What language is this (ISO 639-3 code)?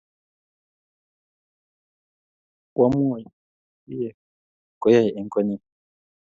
kln